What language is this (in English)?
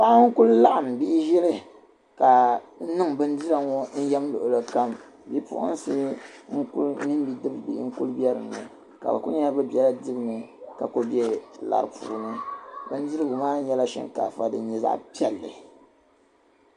Dagbani